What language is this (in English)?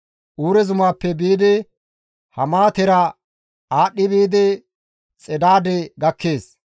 Gamo